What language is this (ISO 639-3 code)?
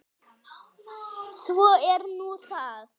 isl